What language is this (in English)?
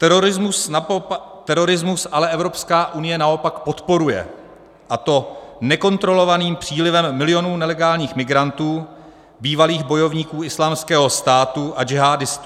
Czech